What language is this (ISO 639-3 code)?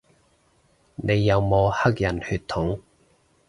yue